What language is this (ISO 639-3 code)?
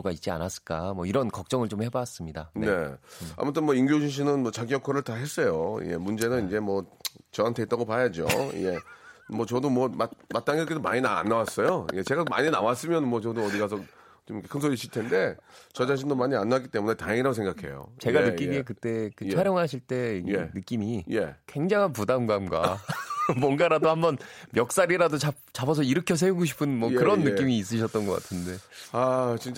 kor